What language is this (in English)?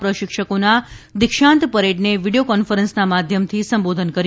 Gujarati